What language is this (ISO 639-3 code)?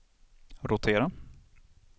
swe